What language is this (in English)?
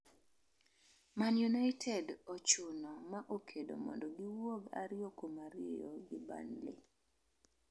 Luo (Kenya and Tanzania)